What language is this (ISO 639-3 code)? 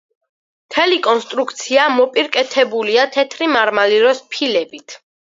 kat